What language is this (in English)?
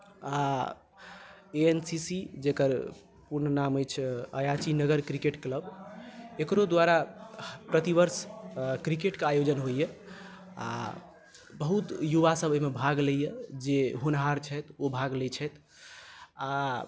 Maithili